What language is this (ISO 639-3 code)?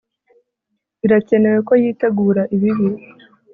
kin